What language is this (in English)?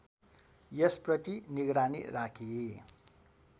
Nepali